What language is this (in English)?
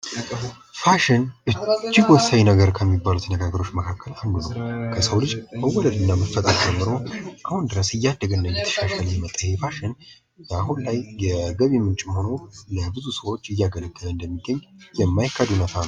Amharic